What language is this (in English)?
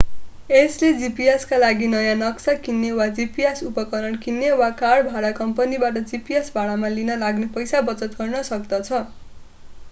Nepali